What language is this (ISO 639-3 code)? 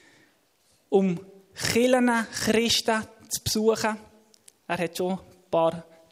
deu